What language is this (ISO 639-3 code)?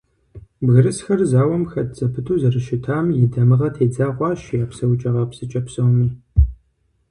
kbd